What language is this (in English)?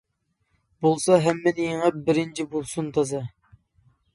Uyghur